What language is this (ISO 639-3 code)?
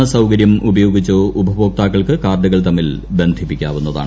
mal